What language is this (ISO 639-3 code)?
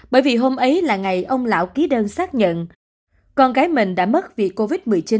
vie